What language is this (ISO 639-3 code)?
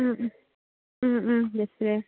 mni